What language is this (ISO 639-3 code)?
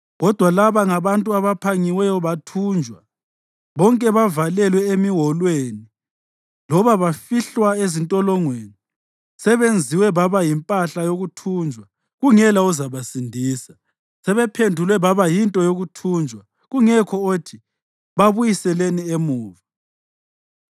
nde